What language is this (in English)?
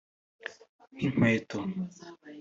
Kinyarwanda